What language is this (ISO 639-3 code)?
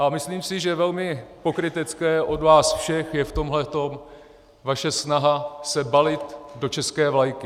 ces